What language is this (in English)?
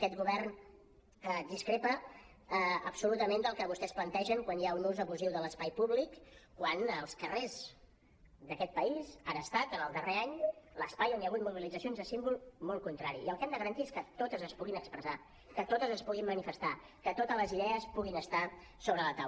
Catalan